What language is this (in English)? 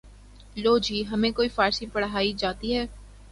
Urdu